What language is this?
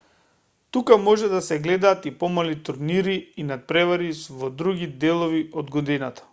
Macedonian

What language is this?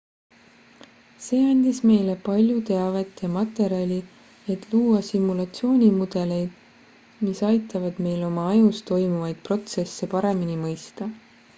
Estonian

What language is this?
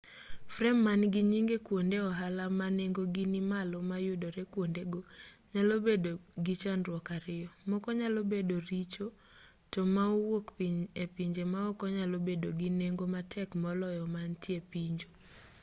Luo (Kenya and Tanzania)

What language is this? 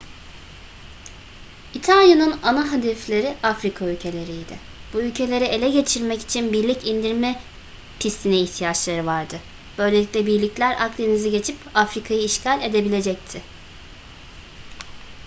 Turkish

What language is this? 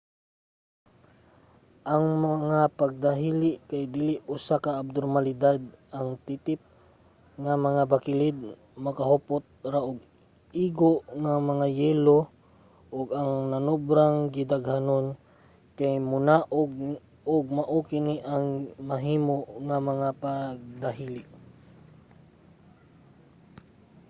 Cebuano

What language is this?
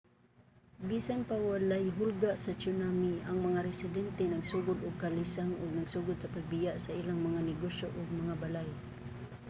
Cebuano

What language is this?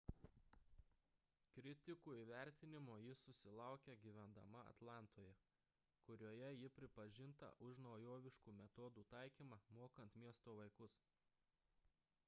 Lithuanian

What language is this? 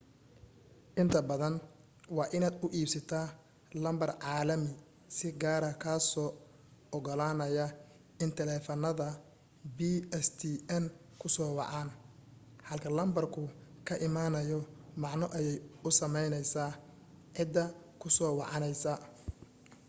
Somali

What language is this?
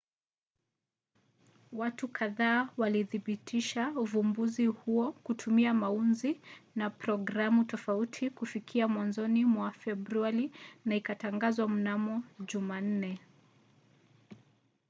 Swahili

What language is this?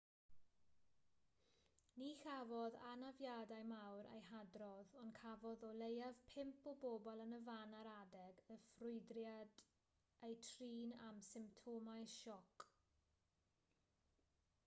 Welsh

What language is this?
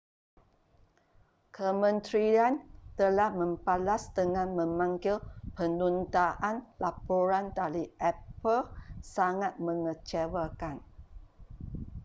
Malay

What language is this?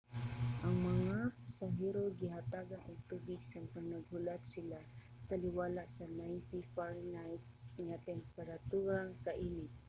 Cebuano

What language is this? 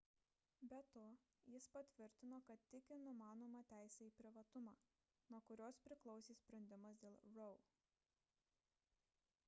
Lithuanian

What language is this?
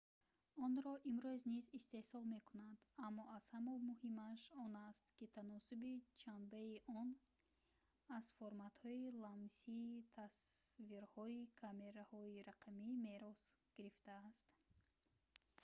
Tajik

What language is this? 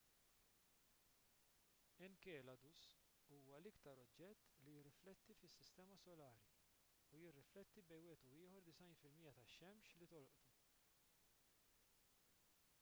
Maltese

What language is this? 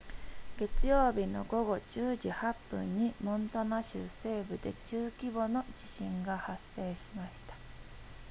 Japanese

